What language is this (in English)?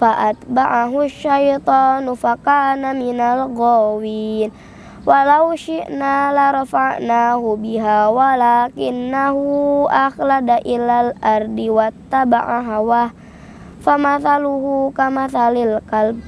Indonesian